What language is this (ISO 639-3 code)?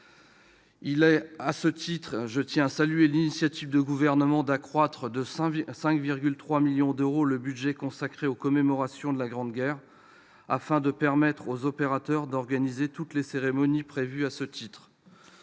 fra